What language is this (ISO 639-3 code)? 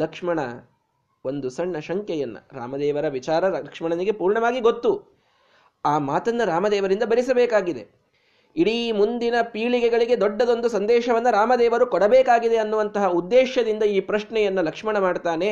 kan